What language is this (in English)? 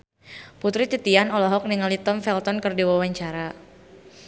Sundanese